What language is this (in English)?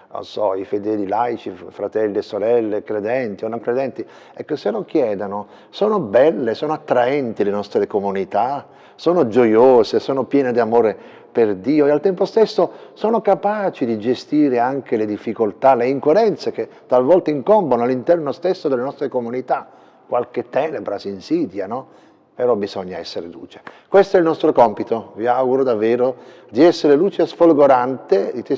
Italian